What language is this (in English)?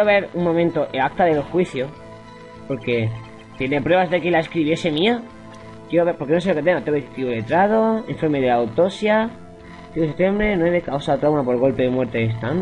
Spanish